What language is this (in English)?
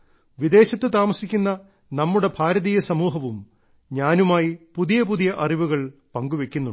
Malayalam